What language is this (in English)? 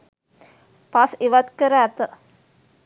Sinhala